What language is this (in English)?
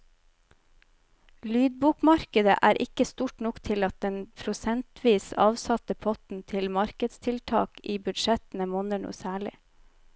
Norwegian